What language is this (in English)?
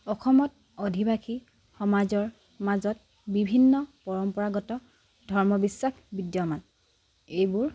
Assamese